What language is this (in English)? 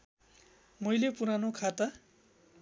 Nepali